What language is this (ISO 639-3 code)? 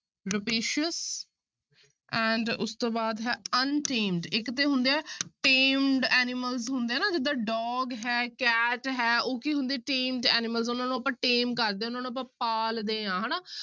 pan